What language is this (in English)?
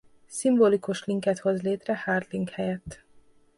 Hungarian